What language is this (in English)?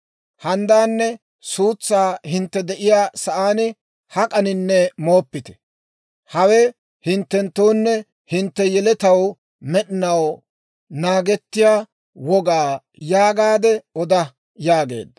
Dawro